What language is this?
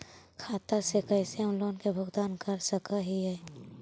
Magahi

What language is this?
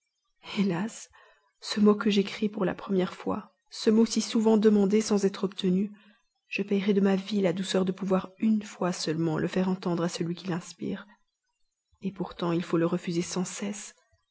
French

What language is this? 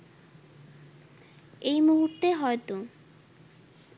Bangla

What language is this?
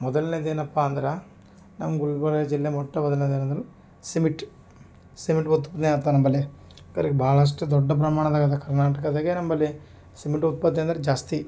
Kannada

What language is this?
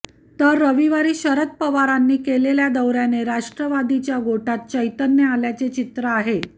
Marathi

